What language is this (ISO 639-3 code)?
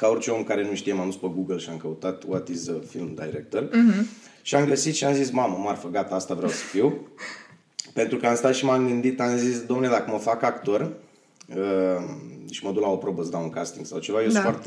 ron